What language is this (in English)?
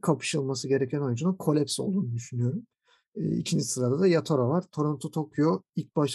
Turkish